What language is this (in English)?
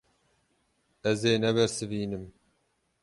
Kurdish